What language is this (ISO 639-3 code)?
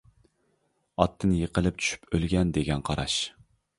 uig